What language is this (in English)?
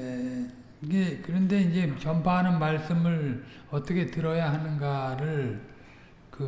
Korean